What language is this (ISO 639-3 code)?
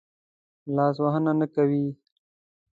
pus